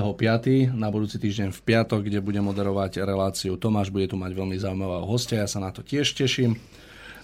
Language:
Slovak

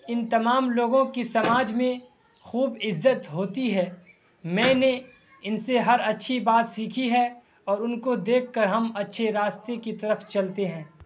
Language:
Urdu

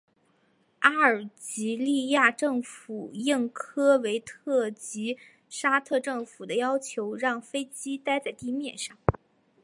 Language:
Chinese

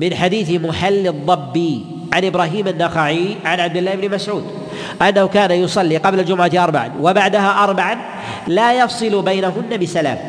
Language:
Arabic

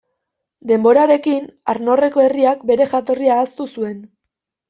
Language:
Basque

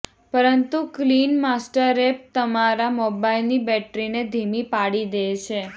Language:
Gujarati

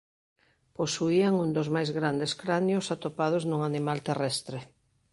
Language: Galician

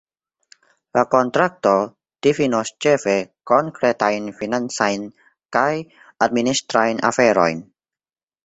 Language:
Esperanto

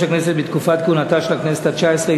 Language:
Hebrew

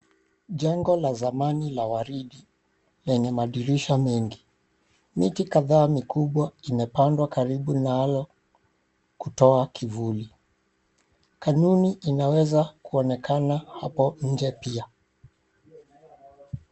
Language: Swahili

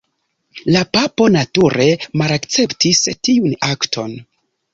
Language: Esperanto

